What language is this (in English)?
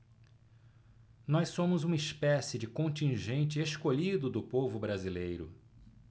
Portuguese